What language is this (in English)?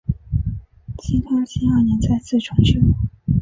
Chinese